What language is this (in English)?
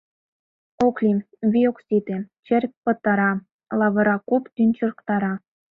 Mari